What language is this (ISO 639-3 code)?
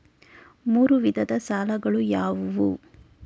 kan